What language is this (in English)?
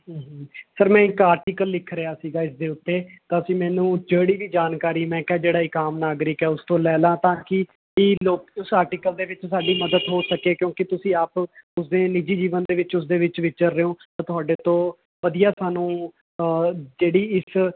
Punjabi